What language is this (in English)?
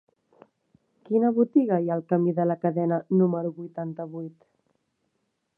Catalan